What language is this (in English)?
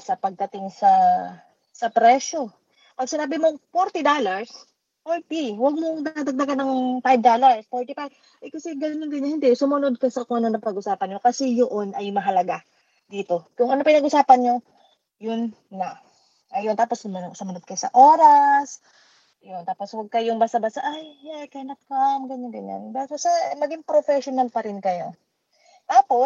Filipino